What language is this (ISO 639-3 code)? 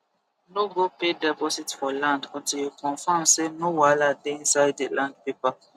pcm